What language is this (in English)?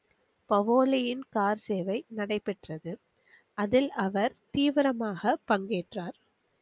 Tamil